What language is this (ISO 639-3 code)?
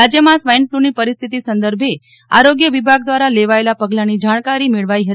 guj